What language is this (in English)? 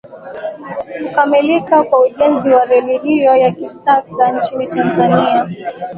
Swahili